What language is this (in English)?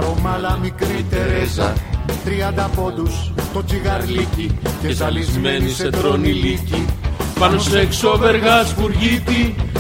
Greek